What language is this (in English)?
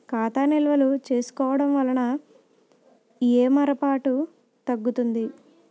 Telugu